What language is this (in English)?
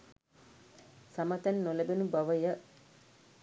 Sinhala